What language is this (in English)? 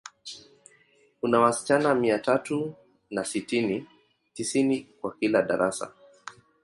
Swahili